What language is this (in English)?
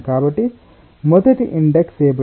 Telugu